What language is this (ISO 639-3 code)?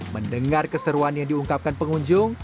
ind